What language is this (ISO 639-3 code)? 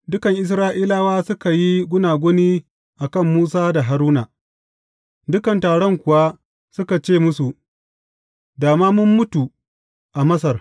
hau